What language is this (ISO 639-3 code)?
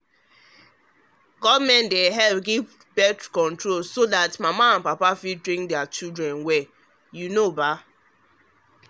pcm